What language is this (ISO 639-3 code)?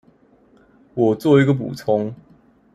zho